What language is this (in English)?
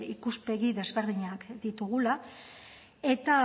Basque